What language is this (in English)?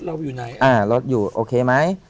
Thai